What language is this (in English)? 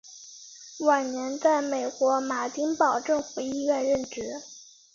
Chinese